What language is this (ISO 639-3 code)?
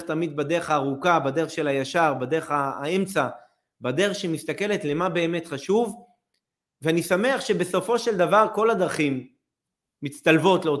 heb